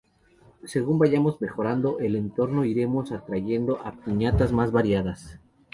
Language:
Spanish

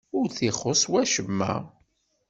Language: Kabyle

